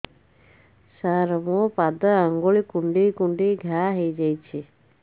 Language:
Odia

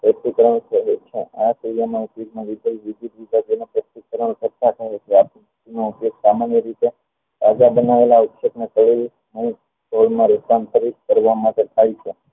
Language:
Gujarati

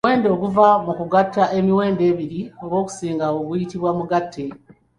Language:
Ganda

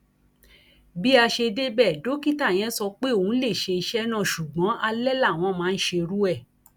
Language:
Yoruba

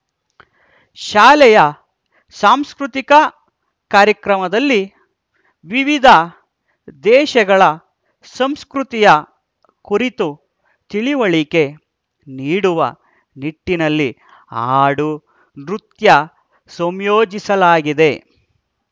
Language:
Kannada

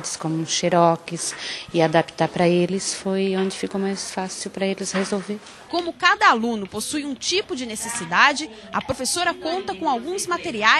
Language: Portuguese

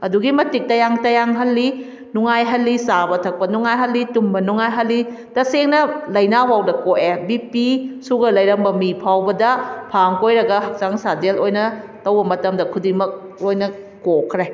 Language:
Manipuri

